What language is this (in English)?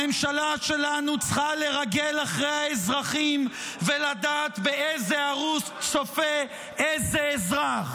Hebrew